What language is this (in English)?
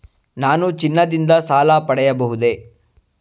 Kannada